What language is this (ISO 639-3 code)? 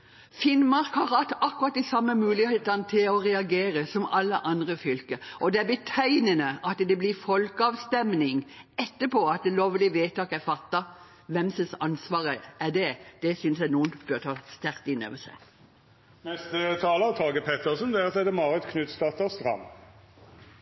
nob